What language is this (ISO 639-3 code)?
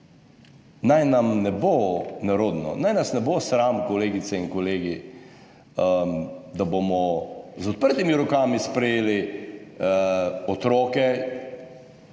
slv